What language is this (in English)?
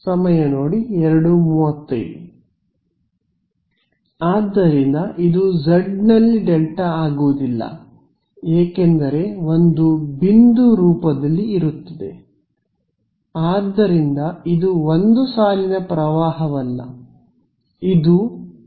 Kannada